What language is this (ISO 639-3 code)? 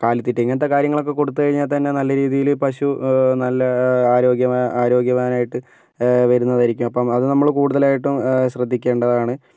mal